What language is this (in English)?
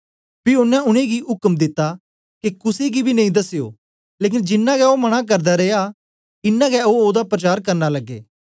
Dogri